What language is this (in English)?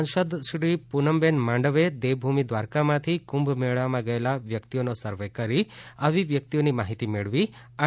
Gujarati